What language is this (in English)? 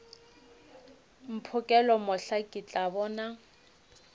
Northern Sotho